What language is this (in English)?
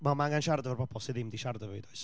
Welsh